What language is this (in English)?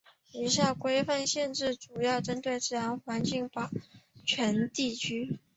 Chinese